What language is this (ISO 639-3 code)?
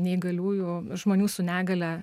lit